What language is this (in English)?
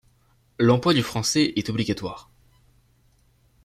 French